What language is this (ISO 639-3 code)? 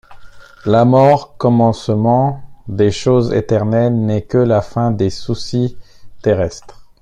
fra